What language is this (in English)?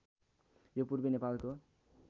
Nepali